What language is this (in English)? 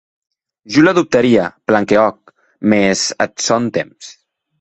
Occitan